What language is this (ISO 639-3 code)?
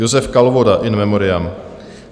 ces